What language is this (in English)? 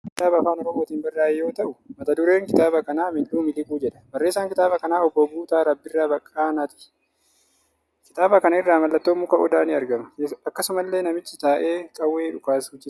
Oromo